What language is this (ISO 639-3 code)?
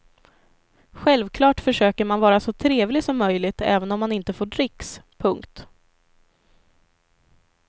swe